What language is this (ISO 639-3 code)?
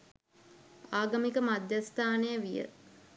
sin